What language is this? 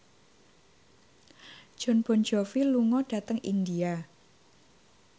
Javanese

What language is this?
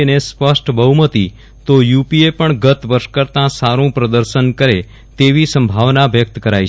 Gujarati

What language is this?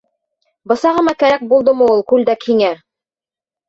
Bashkir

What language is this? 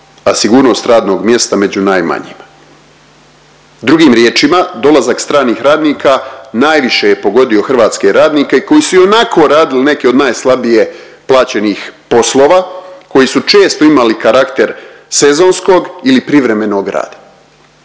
Croatian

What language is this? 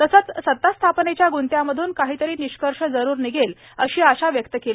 Marathi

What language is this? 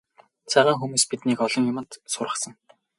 Mongolian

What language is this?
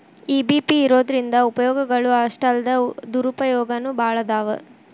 Kannada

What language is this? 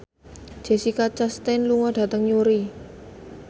Javanese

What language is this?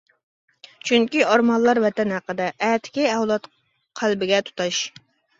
Uyghur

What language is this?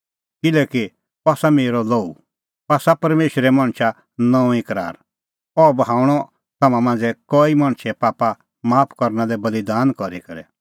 Kullu Pahari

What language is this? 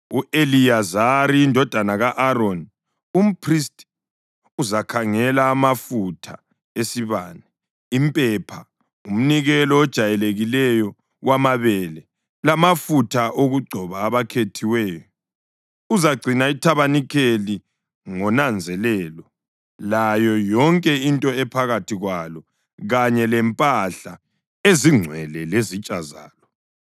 North Ndebele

